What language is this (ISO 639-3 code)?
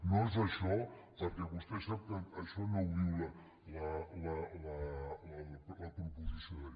cat